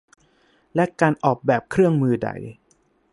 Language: Thai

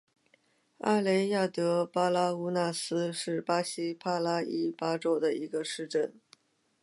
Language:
Chinese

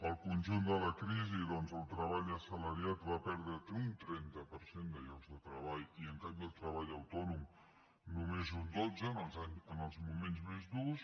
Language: Catalan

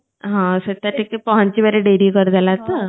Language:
Odia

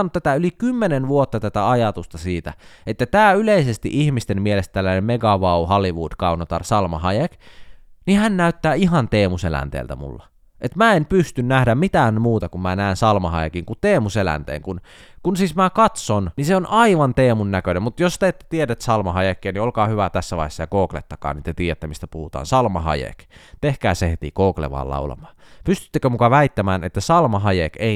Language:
Finnish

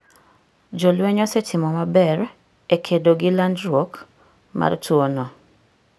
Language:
Luo (Kenya and Tanzania)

